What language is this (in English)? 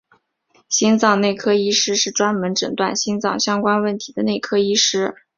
Chinese